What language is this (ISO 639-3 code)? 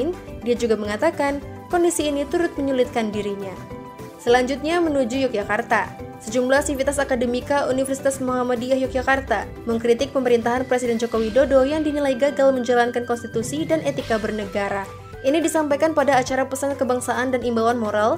ind